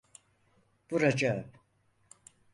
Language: Turkish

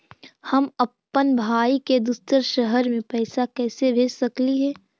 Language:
Magahi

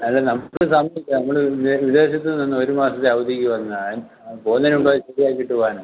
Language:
Malayalam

